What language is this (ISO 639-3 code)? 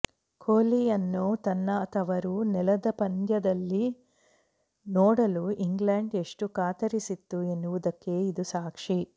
kan